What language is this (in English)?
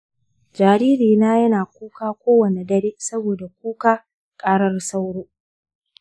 Hausa